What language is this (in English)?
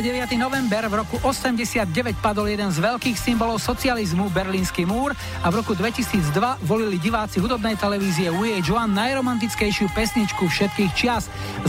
Slovak